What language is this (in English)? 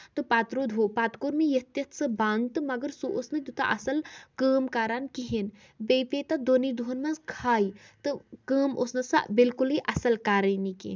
Kashmiri